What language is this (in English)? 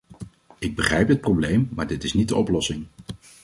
Dutch